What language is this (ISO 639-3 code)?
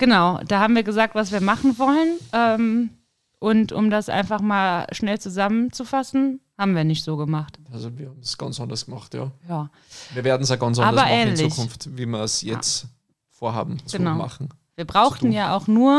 deu